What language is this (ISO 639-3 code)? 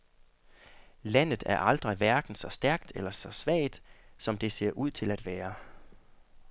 dan